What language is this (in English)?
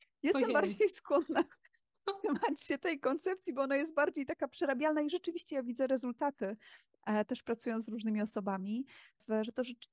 Polish